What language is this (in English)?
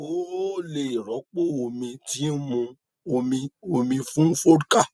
Yoruba